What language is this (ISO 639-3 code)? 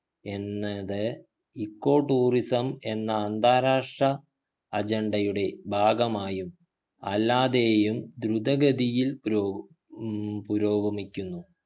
mal